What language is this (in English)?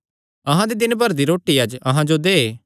Kangri